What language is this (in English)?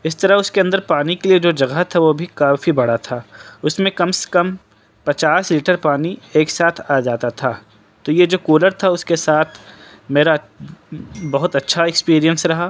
Urdu